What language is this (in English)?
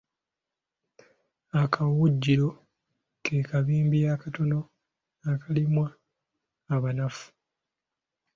Ganda